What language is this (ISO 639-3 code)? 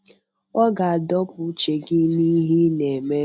ibo